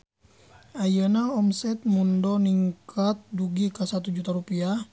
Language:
Sundanese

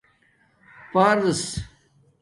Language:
Domaaki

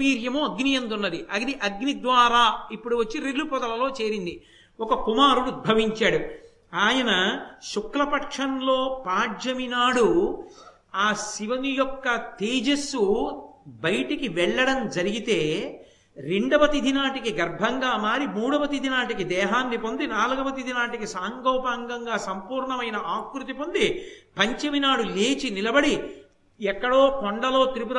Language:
Telugu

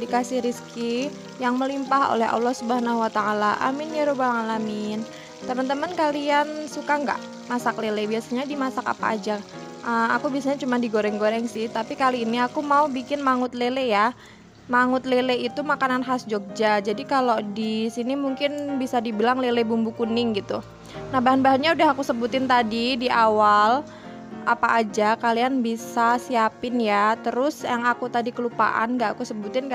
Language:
Indonesian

